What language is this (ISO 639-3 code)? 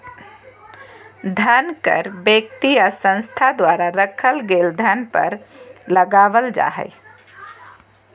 mag